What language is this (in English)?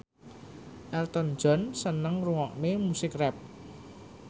Javanese